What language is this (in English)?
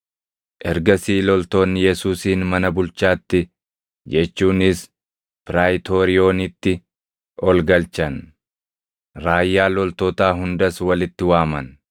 Oromo